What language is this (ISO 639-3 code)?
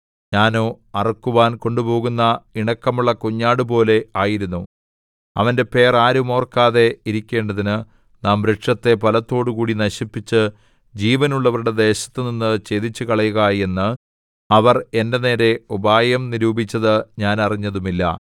mal